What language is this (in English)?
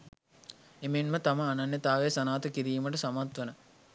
Sinhala